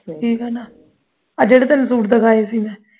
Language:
Punjabi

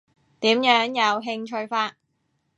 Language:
Cantonese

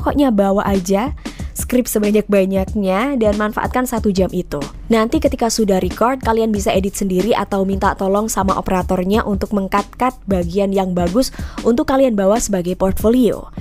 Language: Indonesian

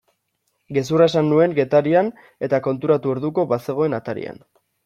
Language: Basque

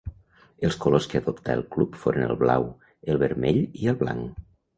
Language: Catalan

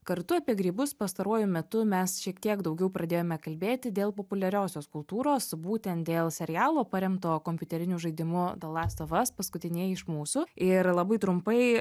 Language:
Lithuanian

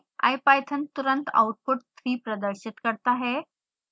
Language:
Hindi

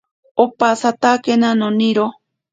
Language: Ashéninka Perené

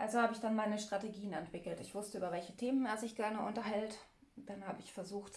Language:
German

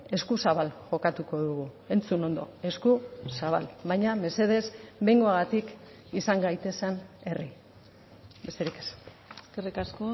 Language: Basque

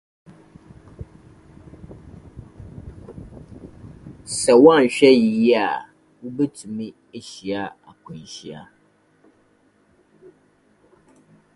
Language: Akan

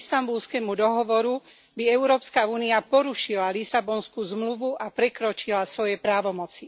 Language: Slovak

